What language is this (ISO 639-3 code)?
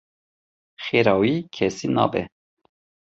kur